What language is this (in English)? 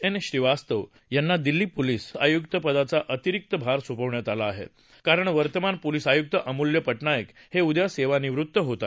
Marathi